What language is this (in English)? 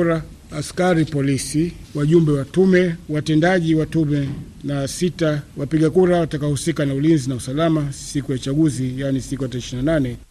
Swahili